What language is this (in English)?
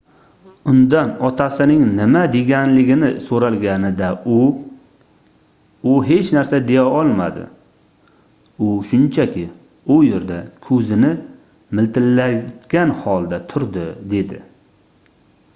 Uzbek